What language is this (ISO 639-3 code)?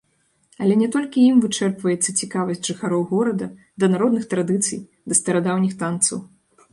bel